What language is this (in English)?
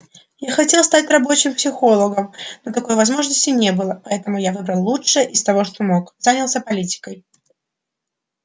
Russian